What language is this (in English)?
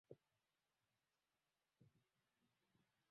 Swahili